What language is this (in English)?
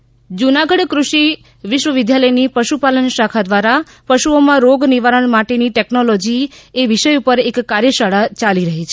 Gujarati